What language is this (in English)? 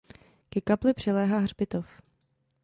Czech